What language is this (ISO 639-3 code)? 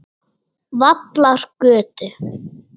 isl